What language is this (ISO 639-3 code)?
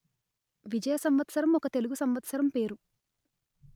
tel